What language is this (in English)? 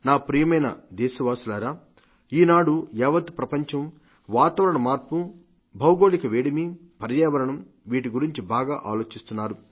Telugu